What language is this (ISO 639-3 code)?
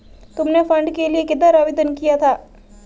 hin